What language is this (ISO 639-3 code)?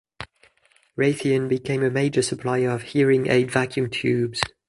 eng